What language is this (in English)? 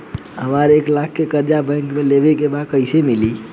Bhojpuri